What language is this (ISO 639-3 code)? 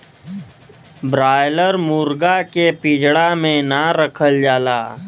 bho